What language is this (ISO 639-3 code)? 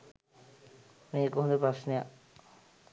sin